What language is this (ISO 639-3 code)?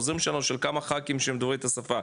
heb